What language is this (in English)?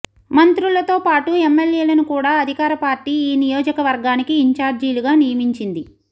Telugu